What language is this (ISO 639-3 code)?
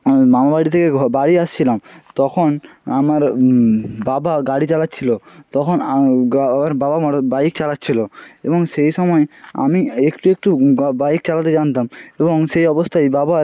ben